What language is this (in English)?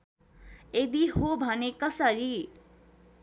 Nepali